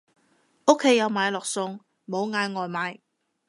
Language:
Cantonese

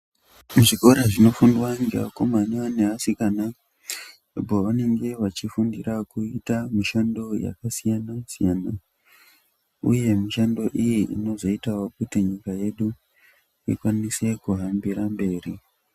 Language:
Ndau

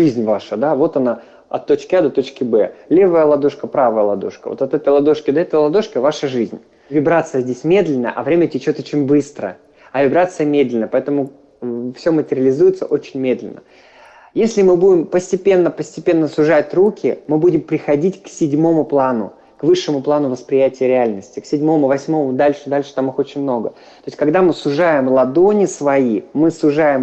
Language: Russian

